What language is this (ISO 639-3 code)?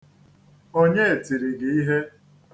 ibo